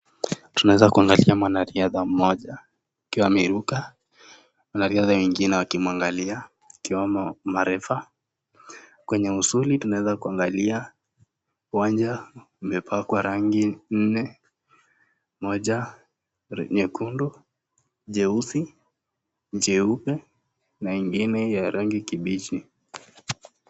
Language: Swahili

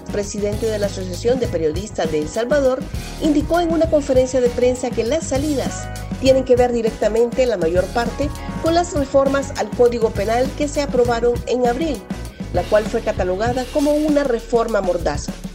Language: Spanish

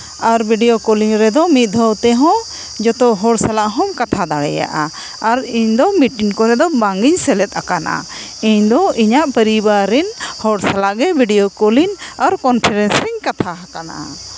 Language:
Santali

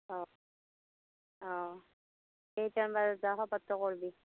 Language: Assamese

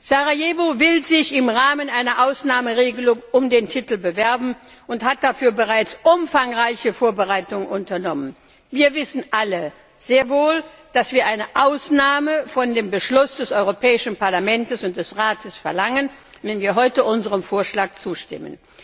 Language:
German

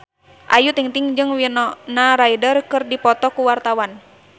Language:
Sundanese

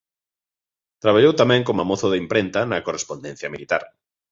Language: Galician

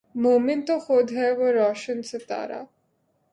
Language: Urdu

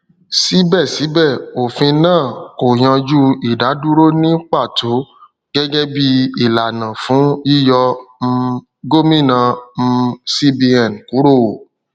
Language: Yoruba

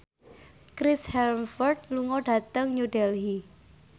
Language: Javanese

